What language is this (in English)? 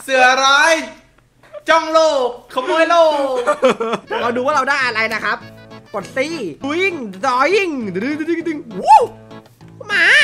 Thai